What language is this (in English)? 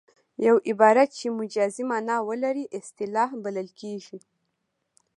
Pashto